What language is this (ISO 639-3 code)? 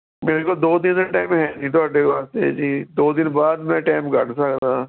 pan